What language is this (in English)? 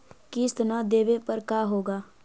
Magahi